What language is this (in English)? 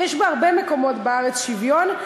Hebrew